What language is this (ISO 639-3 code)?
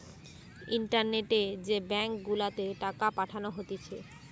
ben